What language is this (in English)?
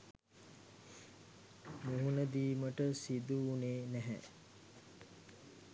Sinhala